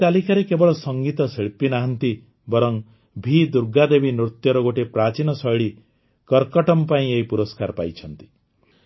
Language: Odia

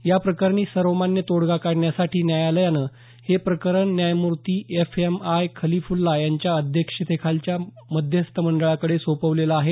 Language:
Marathi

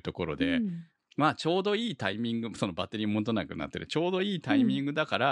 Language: Japanese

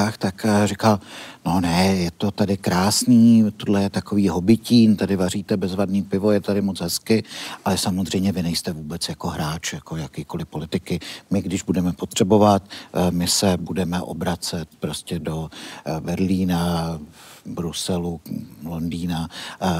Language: Czech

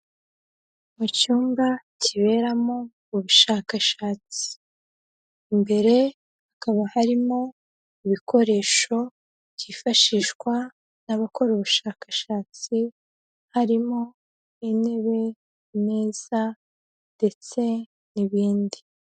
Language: Kinyarwanda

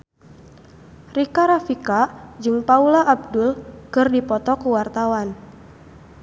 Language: Sundanese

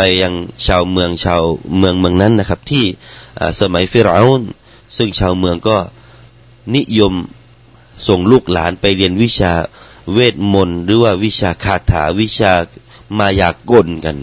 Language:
Thai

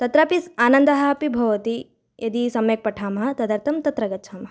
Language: Sanskrit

